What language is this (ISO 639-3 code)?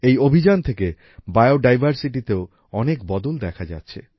ben